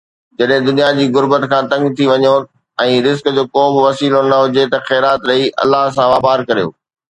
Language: Sindhi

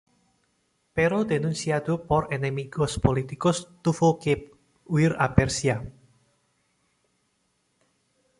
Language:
Spanish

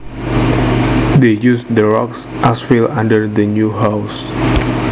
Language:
Javanese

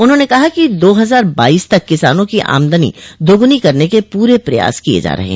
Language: Hindi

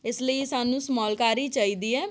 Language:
Punjabi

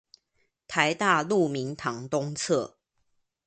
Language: Chinese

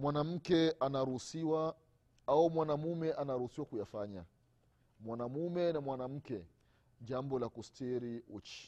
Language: Swahili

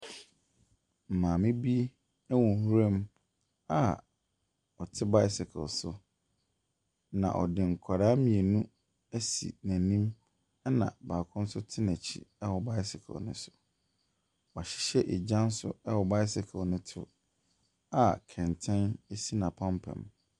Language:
Akan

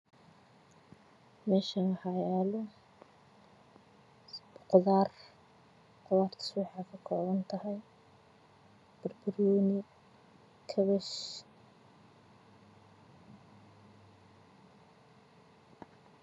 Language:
Somali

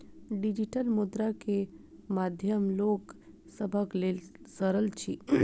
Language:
Maithili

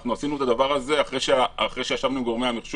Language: Hebrew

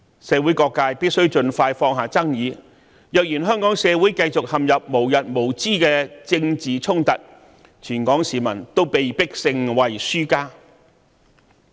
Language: Cantonese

